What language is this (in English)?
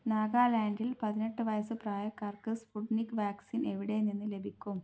Malayalam